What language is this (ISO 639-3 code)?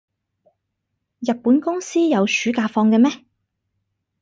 yue